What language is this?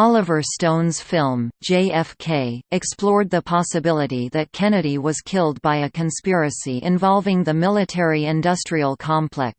English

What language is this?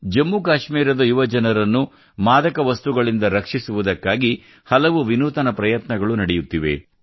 Kannada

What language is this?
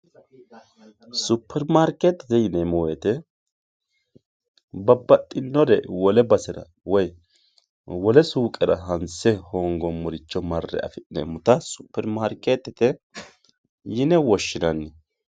Sidamo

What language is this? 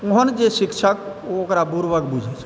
Maithili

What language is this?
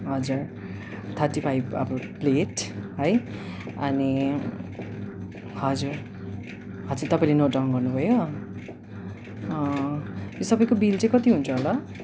Nepali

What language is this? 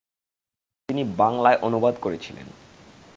Bangla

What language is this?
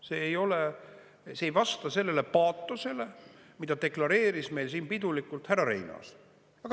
Estonian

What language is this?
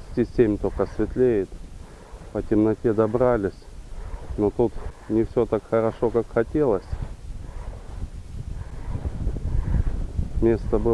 Russian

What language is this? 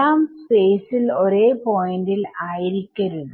Malayalam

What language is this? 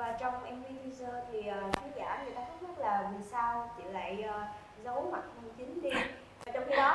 Vietnamese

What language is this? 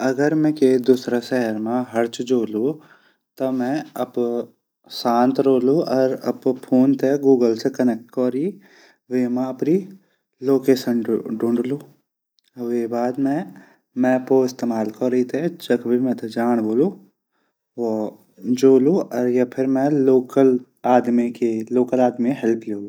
Garhwali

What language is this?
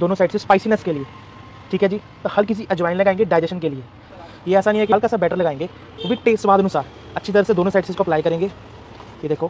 Hindi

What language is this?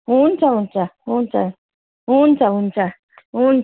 Nepali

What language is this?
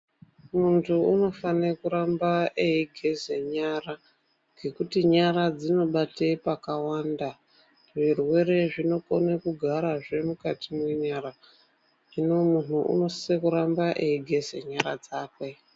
Ndau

